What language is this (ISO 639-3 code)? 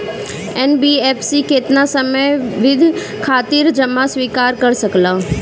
bho